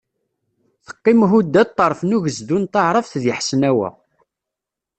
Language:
Kabyle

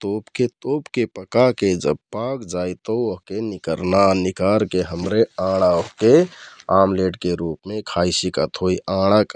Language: Kathoriya Tharu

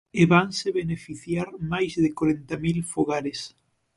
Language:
Galician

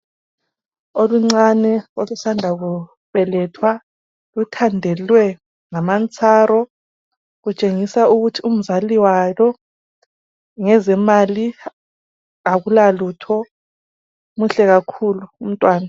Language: North Ndebele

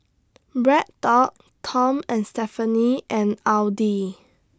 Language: English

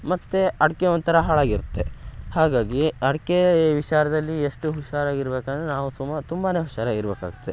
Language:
Kannada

